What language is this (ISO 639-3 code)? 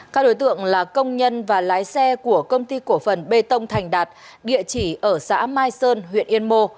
vie